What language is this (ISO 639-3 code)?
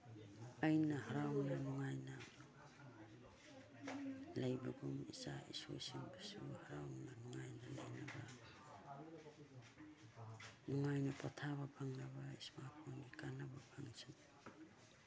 mni